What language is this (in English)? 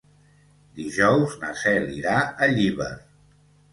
Catalan